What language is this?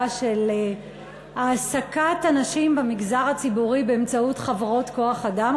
Hebrew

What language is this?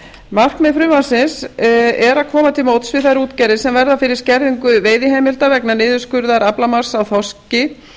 Icelandic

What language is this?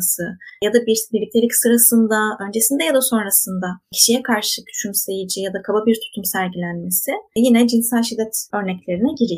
Turkish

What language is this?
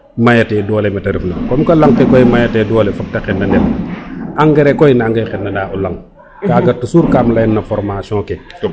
Serer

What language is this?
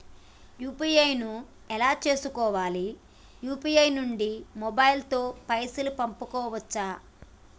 Telugu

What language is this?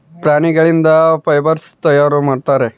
Kannada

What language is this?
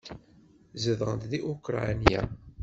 Kabyle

